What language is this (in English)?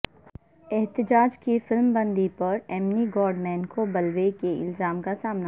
Urdu